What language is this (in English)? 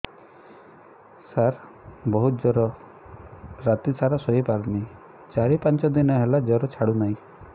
Odia